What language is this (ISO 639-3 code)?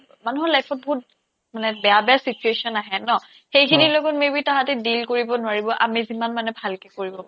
asm